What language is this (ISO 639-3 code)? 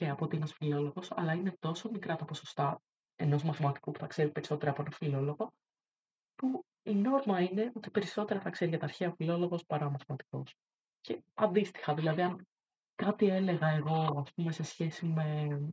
ell